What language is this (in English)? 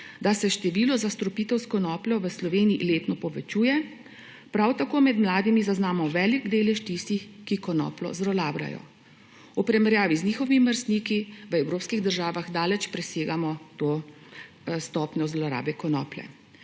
Slovenian